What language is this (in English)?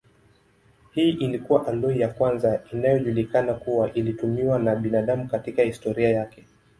Swahili